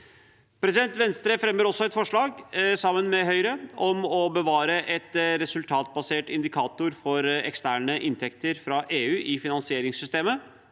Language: Norwegian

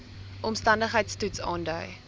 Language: Afrikaans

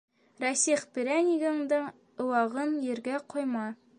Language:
Bashkir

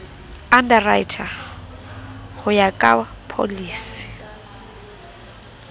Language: Southern Sotho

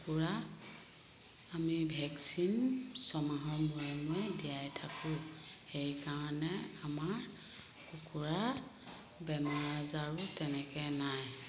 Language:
Assamese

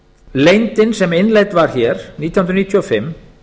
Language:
Icelandic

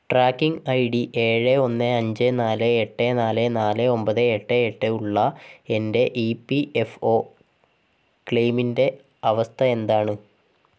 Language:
Malayalam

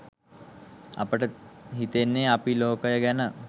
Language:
Sinhala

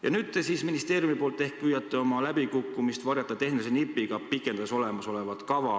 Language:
Estonian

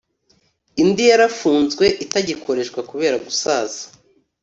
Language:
Kinyarwanda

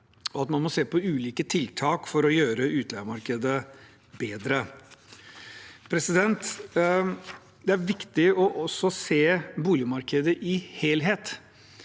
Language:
Norwegian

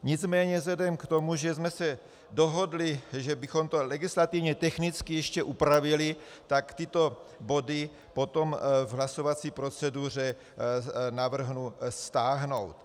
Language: Czech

